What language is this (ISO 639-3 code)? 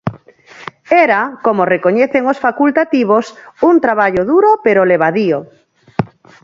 glg